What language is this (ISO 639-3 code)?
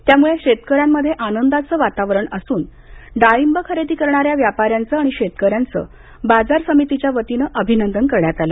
mar